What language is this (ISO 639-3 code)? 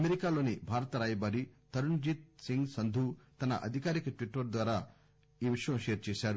tel